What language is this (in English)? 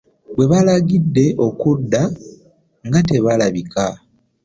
Ganda